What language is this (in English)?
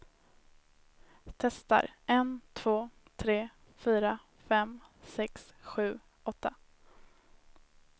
Swedish